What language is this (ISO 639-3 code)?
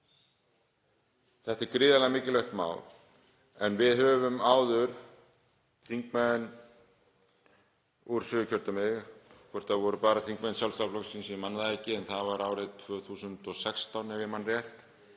isl